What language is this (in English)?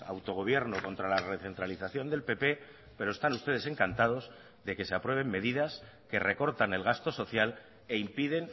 Spanish